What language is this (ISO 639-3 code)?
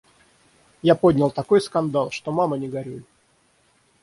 rus